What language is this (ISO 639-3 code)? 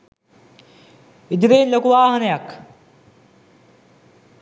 sin